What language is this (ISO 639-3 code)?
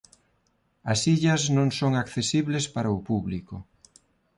glg